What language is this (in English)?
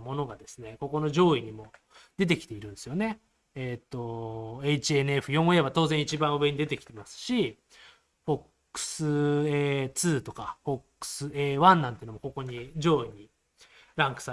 Japanese